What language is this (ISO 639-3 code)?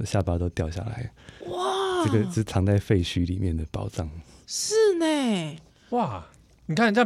zho